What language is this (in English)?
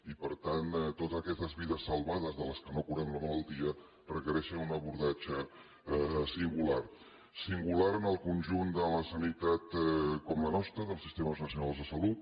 Catalan